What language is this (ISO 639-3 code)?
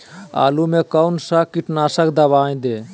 mag